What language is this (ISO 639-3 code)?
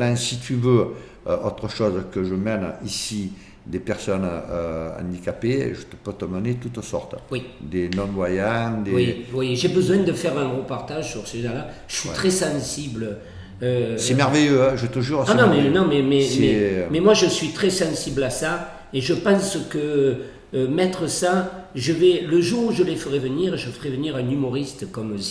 fra